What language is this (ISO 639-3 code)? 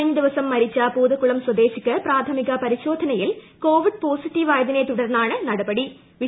mal